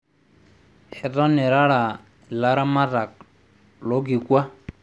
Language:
Masai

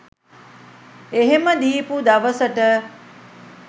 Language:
Sinhala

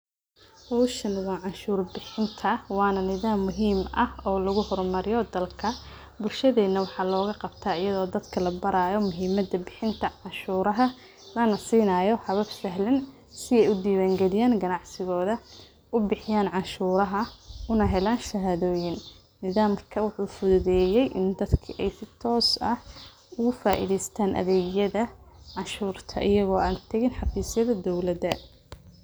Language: Somali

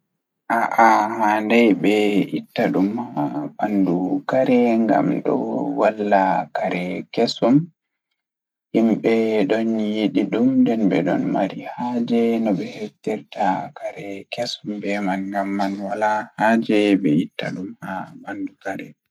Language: Fula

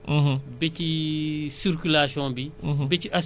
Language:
Wolof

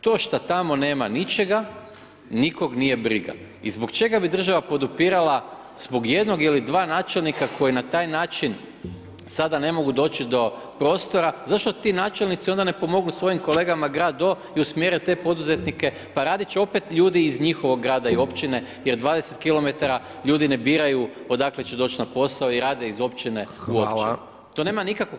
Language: Croatian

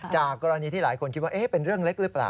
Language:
Thai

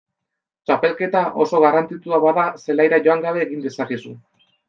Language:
Basque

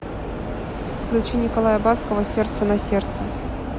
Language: Russian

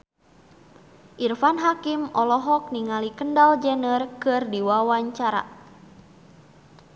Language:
Sundanese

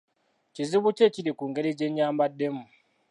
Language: Ganda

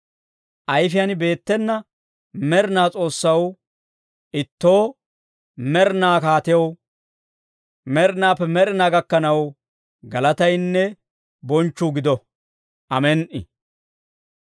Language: Dawro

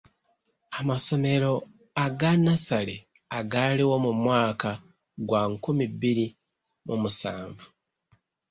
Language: Ganda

